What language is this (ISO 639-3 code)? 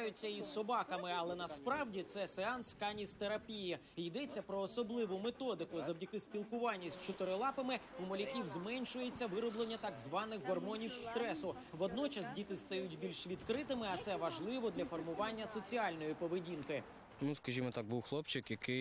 ukr